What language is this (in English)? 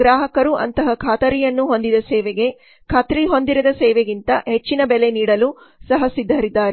Kannada